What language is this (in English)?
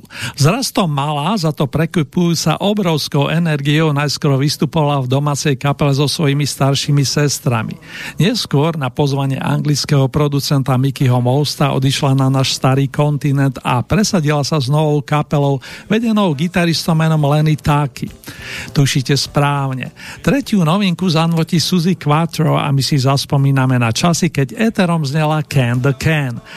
Slovak